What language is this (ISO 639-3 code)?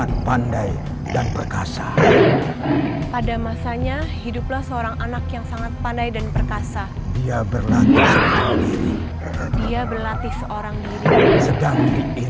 ind